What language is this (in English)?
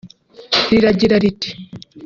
Kinyarwanda